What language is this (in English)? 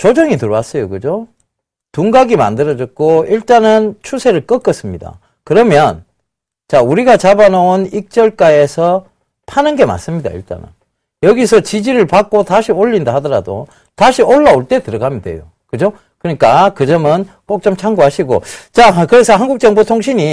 Korean